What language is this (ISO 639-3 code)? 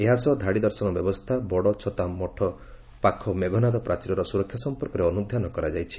ori